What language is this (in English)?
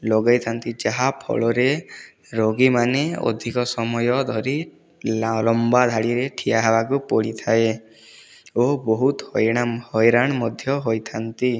Odia